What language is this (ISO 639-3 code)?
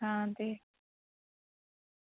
doi